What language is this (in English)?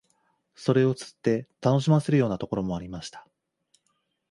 Japanese